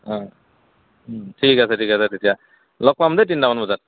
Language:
Assamese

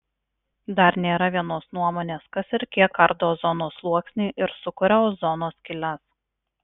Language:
Lithuanian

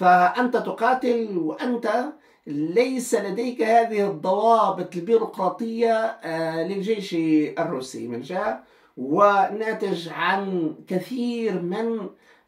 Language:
Arabic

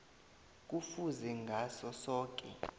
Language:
South Ndebele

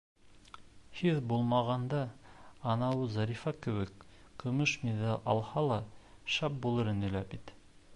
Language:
Bashkir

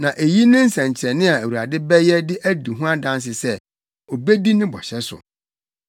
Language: Akan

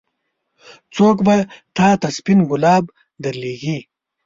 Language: Pashto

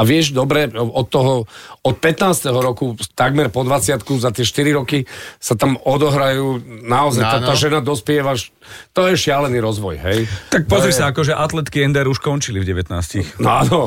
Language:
Slovak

